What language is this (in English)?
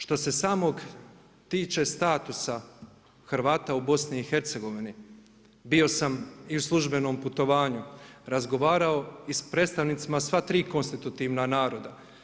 Croatian